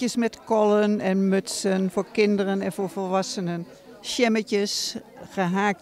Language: Dutch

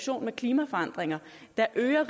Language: Danish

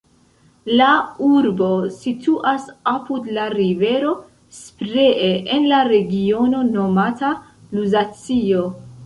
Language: Esperanto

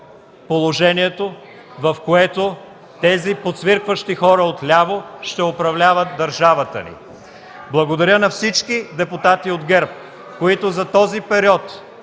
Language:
Bulgarian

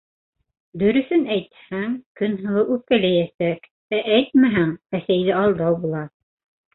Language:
Bashkir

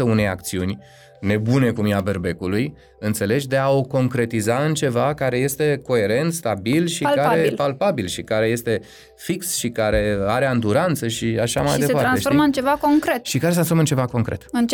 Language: Romanian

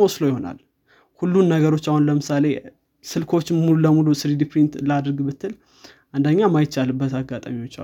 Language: Amharic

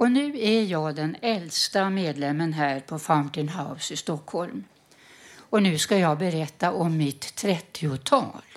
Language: Swedish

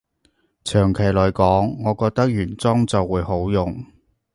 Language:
Cantonese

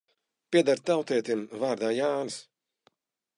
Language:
Latvian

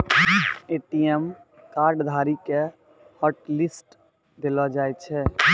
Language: Maithili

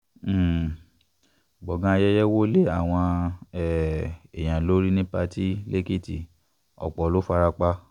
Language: Yoruba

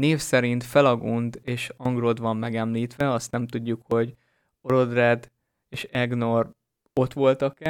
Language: Hungarian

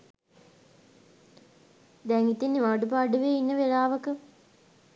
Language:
Sinhala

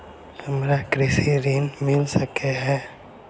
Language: Maithili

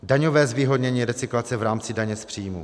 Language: Czech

